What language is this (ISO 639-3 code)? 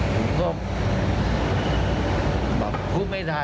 tha